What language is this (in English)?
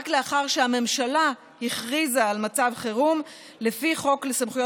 Hebrew